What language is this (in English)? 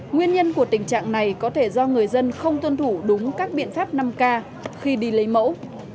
Vietnamese